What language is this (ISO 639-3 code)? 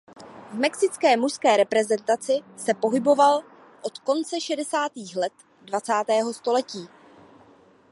ces